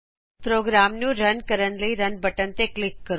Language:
Punjabi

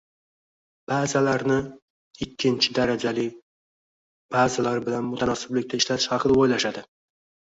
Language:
Uzbek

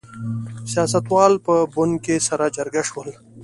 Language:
Pashto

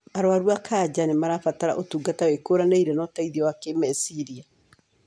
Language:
Kikuyu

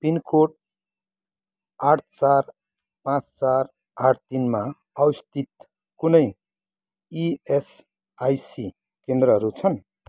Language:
Nepali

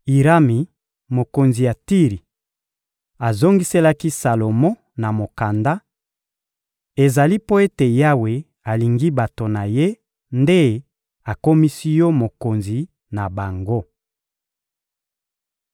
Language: Lingala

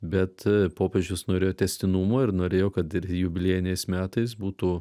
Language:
Lithuanian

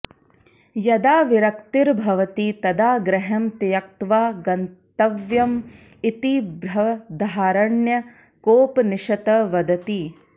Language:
Sanskrit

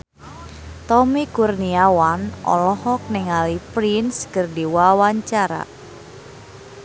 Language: Sundanese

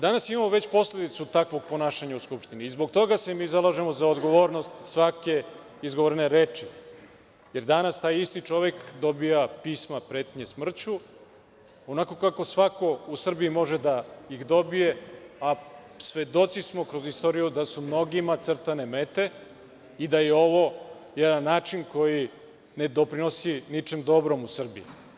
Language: Serbian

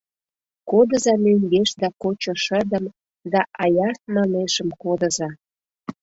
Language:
Mari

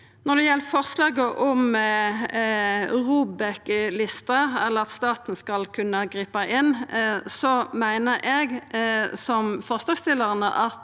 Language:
Norwegian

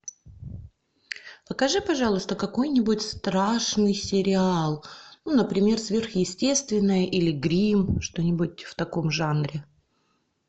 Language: Russian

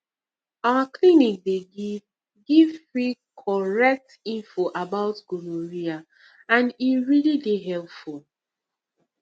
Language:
Nigerian Pidgin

